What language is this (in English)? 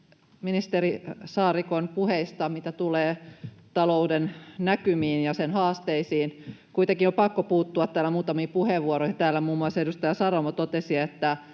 Finnish